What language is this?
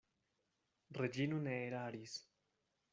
Esperanto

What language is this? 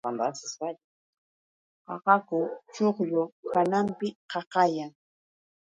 Yauyos Quechua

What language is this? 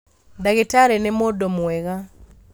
Kikuyu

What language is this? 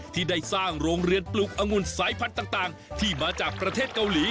Thai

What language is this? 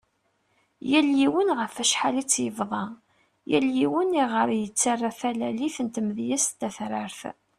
Kabyle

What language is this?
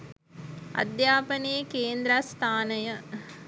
Sinhala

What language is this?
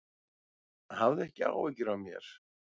Icelandic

